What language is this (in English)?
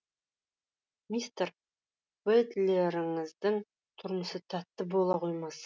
Kazakh